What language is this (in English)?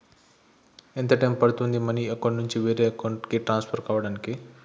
Telugu